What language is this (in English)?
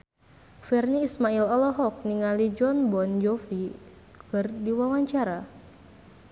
Sundanese